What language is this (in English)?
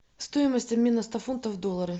Russian